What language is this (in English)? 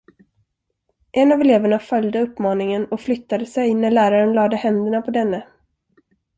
Swedish